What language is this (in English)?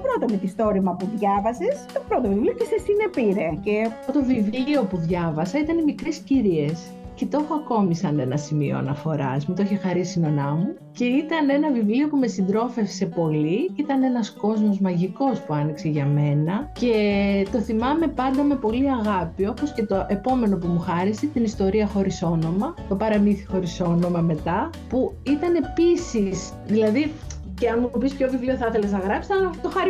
Greek